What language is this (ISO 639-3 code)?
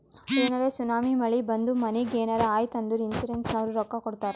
kan